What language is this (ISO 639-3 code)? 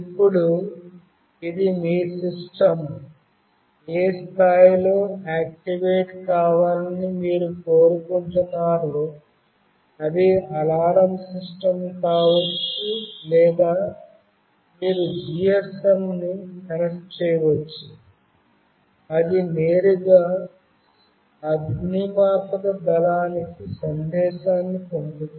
tel